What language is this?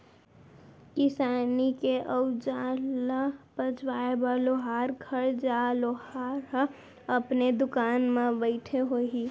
Chhattisgarhi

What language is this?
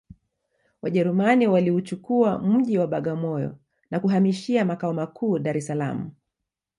Swahili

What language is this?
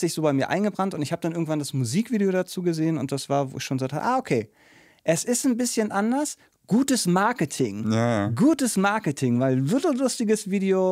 German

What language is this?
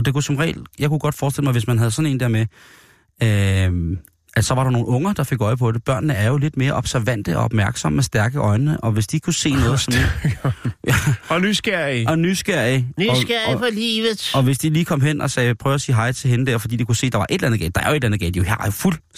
Danish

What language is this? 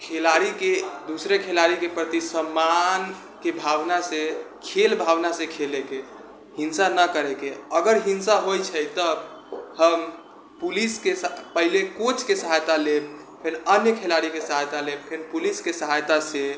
Maithili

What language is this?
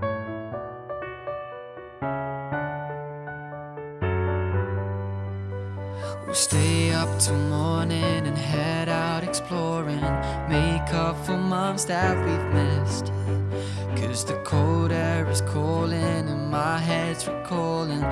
Portuguese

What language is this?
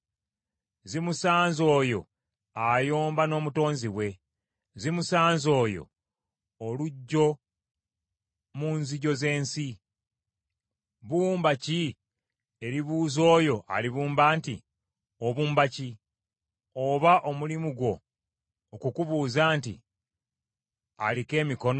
Ganda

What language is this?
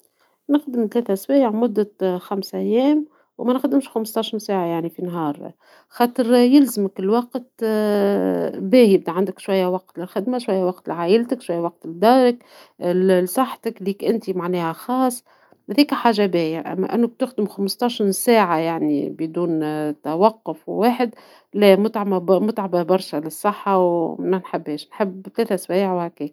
Tunisian Arabic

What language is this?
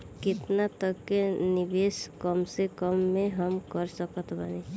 Bhojpuri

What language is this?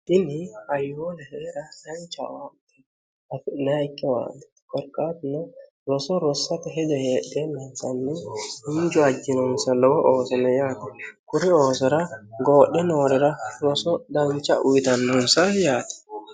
Sidamo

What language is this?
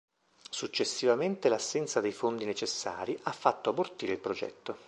Italian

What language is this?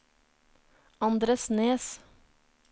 Norwegian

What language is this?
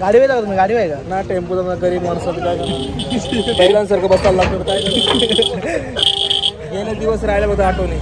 Marathi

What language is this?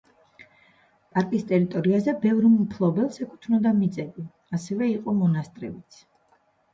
Georgian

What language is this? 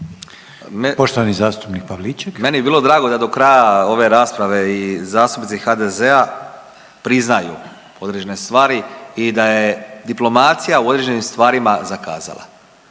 Croatian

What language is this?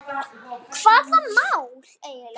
Icelandic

